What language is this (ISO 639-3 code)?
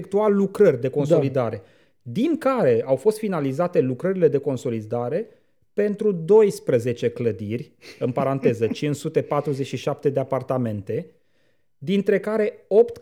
ron